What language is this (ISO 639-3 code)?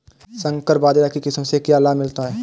hin